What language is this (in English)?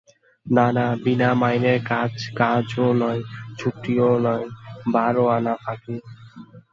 Bangla